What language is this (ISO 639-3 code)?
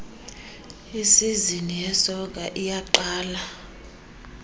xho